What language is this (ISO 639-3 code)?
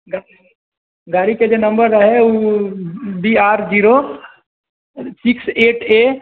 mai